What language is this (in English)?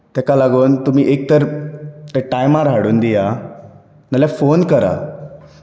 Konkani